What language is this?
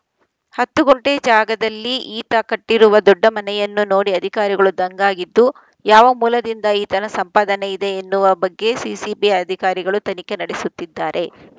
Kannada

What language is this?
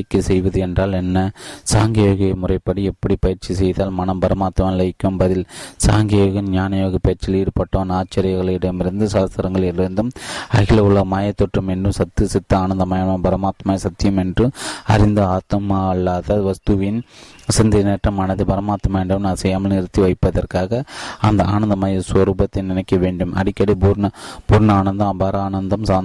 Tamil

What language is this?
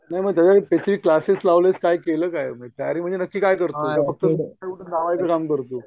Marathi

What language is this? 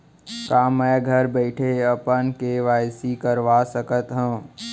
Chhattisgarhi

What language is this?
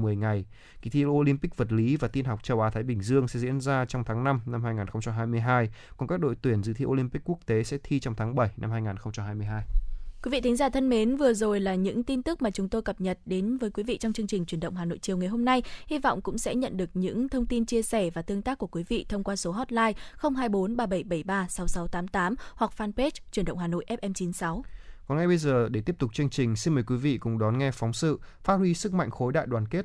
Vietnamese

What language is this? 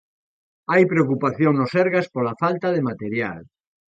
Galician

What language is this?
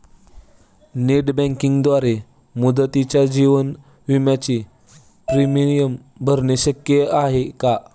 Marathi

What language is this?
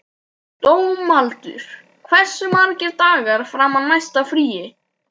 Icelandic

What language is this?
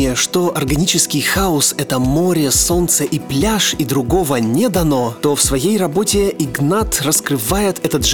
Russian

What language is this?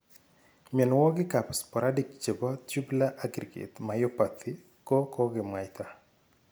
Kalenjin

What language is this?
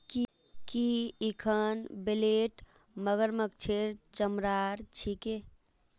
Magahi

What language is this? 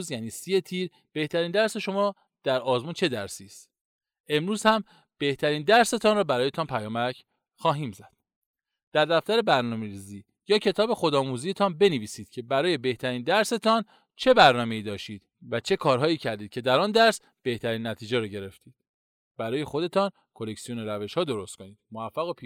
Persian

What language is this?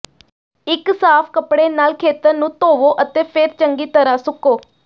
Punjabi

